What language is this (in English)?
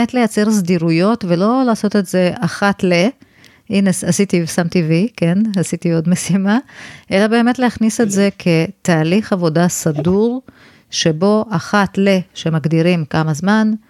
Hebrew